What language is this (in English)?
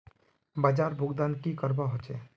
Magahi